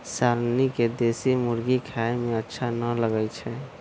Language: Magahi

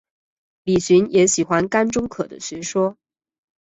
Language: Chinese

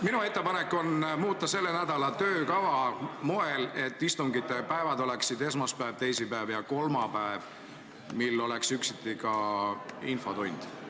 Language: Estonian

